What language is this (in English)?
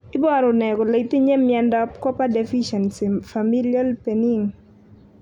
Kalenjin